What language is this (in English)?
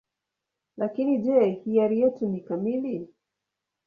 Swahili